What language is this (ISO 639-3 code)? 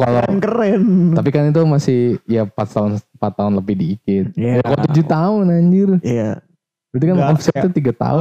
ind